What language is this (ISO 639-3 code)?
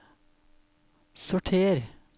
nor